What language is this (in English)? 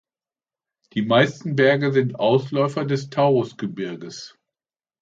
German